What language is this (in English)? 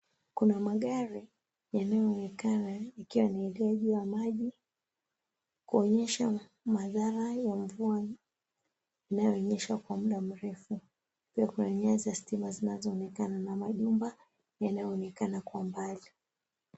Swahili